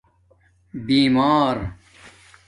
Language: Domaaki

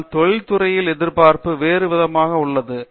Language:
Tamil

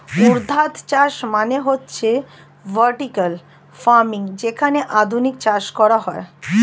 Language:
Bangla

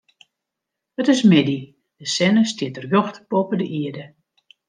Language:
Western Frisian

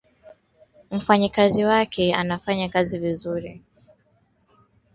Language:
Swahili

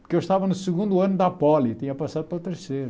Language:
Portuguese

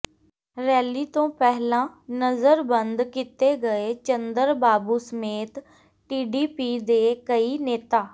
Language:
Punjabi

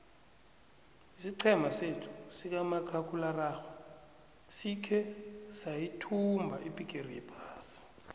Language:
South Ndebele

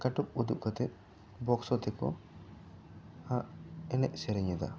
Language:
Santali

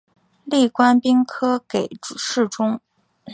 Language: Chinese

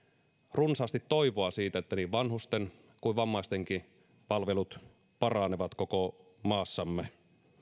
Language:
Finnish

